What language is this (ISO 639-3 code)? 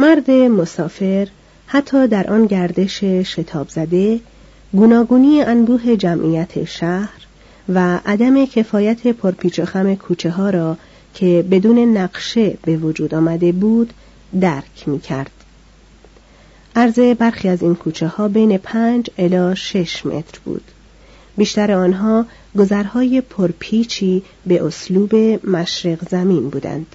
fas